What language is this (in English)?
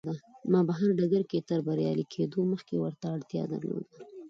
Pashto